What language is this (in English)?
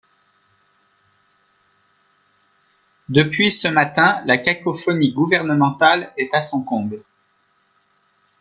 French